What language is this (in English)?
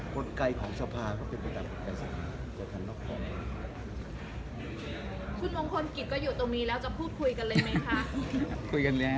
Thai